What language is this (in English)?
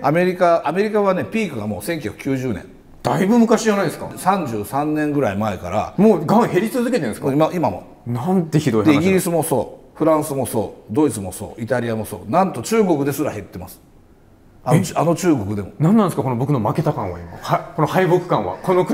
Japanese